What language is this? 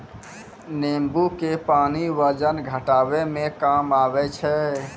Maithili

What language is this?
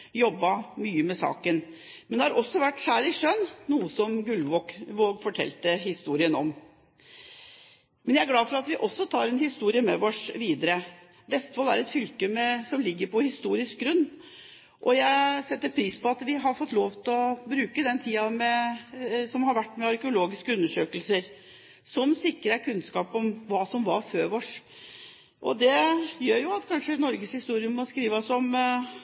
Norwegian Bokmål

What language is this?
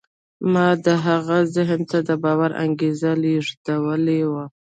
Pashto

